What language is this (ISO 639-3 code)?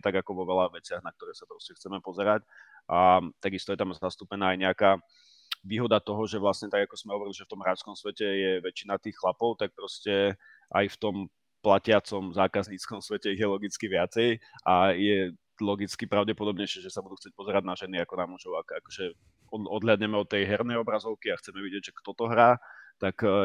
slk